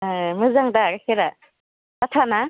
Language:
Bodo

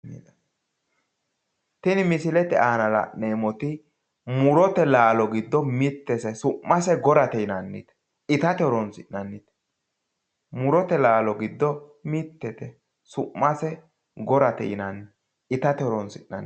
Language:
Sidamo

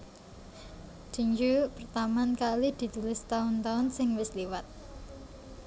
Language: Javanese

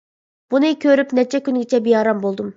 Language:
Uyghur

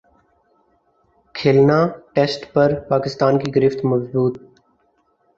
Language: Urdu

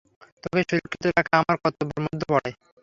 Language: Bangla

